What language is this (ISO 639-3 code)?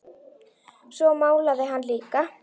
isl